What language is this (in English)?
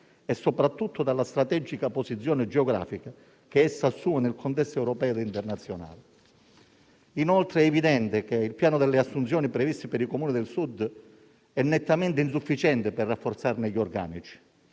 Italian